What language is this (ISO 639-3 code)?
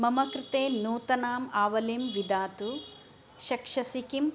san